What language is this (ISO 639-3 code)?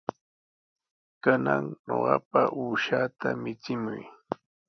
qws